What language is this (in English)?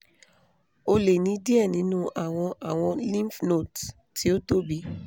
Yoruba